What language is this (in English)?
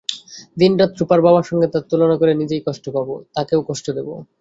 Bangla